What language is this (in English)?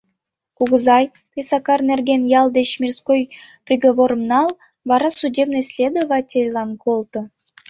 Mari